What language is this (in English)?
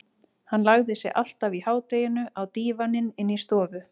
Icelandic